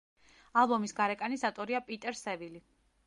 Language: Georgian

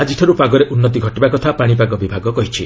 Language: Odia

